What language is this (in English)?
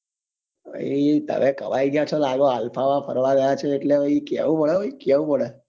Gujarati